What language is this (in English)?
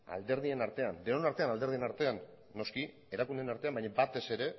Basque